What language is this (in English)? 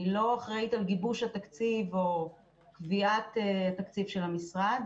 Hebrew